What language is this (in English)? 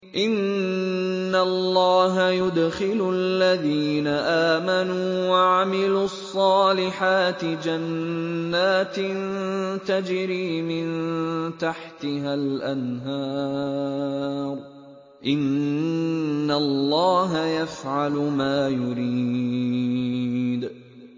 Arabic